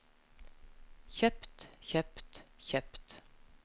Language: Norwegian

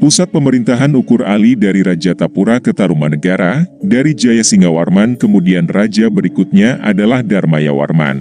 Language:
Indonesian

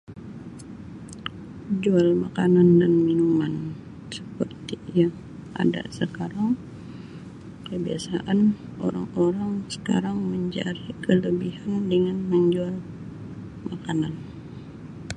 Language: Sabah Malay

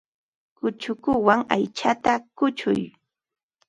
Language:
Ambo-Pasco Quechua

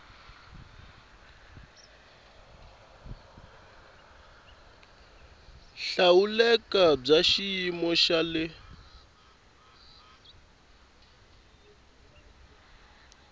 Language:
Tsonga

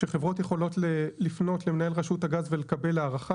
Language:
Hebrew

